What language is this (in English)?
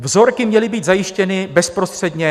Czech